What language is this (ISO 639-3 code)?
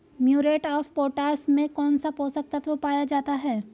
hin